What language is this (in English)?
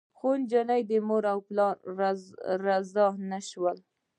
Pashto